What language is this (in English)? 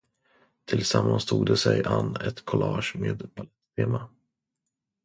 Swedish